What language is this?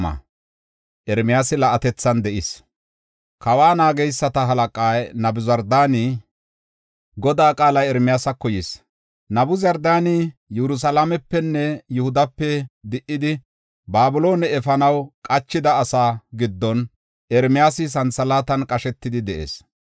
Gofa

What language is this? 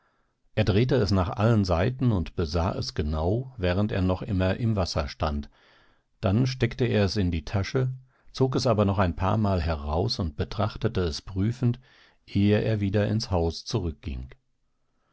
German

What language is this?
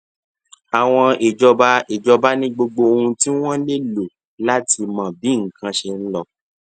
Yoruba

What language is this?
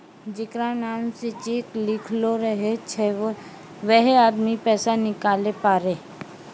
Maithili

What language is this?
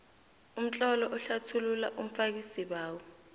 South Ndebele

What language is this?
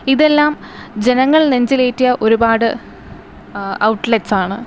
Malayalam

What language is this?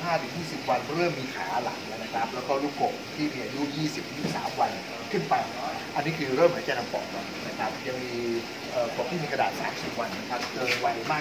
Thai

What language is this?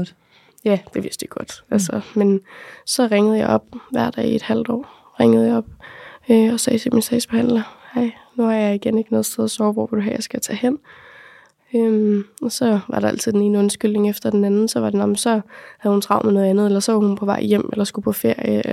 Danish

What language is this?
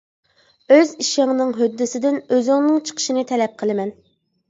Uyghur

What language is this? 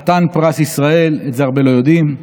Hebrew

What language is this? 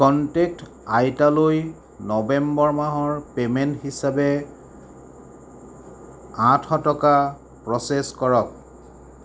Assamese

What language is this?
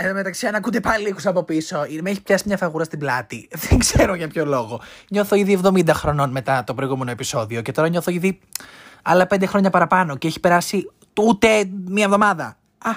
Greek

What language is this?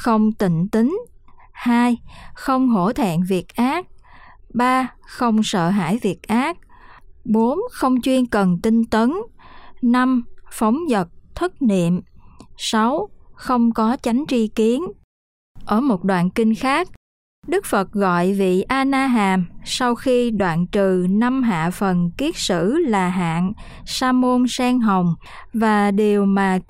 Vietnamese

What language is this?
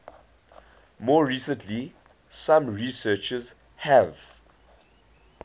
English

